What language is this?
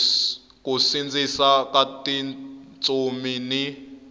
Tsonga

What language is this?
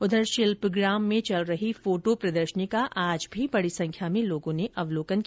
Hindi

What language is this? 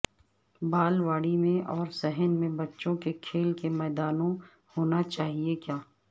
Urdu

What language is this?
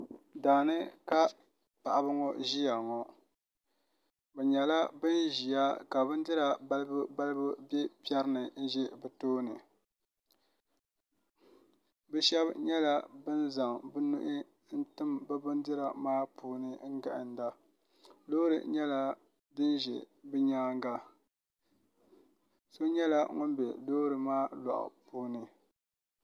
Dagbani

